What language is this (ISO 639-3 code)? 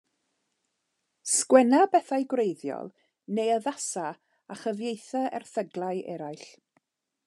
cym